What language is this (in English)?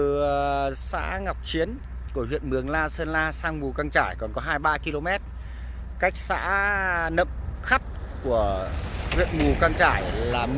Vietnamese